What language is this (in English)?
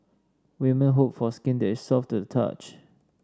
English